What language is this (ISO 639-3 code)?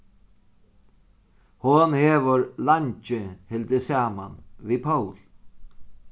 fao